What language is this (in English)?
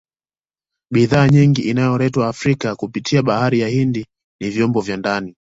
Swahili